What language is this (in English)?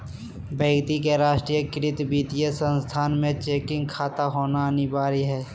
Magahi